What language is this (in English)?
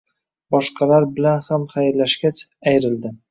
Uzbek